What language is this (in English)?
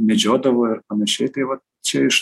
Lithuanian